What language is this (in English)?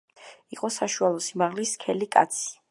Georgian